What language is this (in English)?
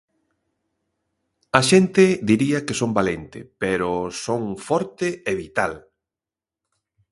Galician